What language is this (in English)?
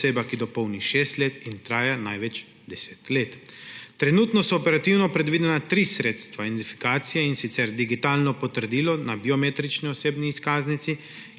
Slovenian